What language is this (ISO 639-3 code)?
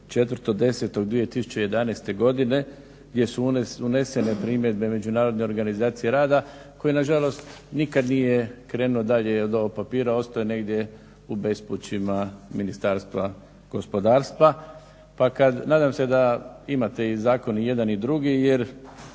hrv